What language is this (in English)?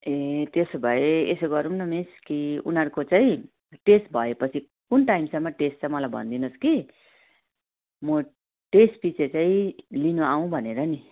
Nepali